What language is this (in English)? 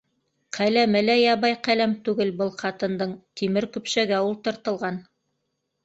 Bashkir